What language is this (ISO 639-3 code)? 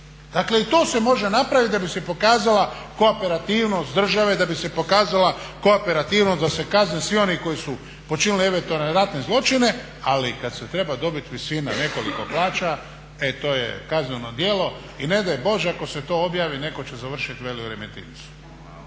hrv